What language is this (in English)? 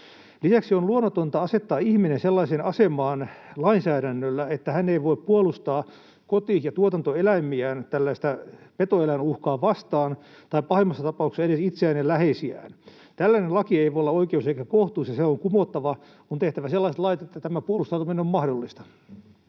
Finnish